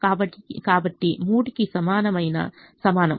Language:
Telugu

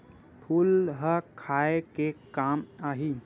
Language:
Chhattisgarhi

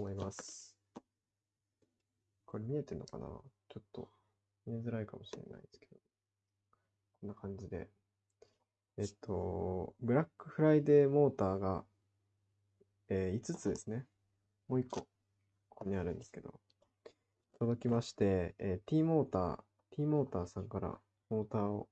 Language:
Japanese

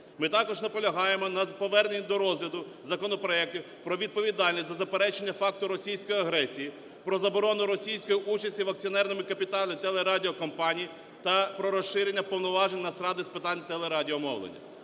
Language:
Ukrainian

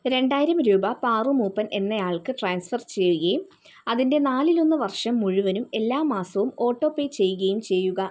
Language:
Malayalam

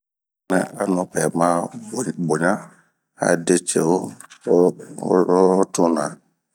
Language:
Bomu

